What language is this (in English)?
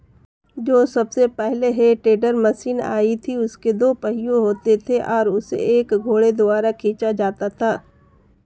Hindi